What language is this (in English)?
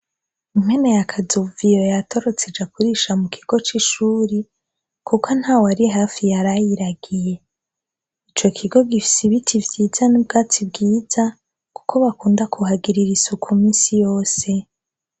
Rundi